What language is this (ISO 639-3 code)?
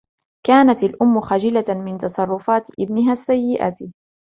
ara